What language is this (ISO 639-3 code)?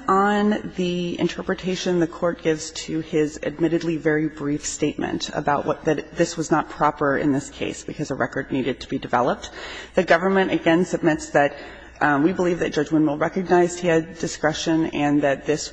eng